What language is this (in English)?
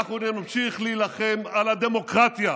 Hebrew